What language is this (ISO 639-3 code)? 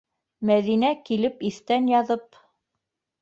bak